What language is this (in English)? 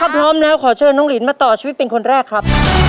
Thai